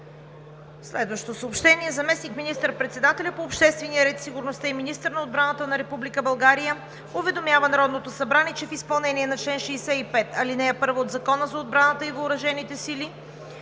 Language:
Bulgarian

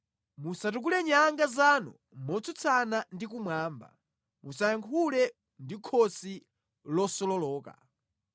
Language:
Nyanja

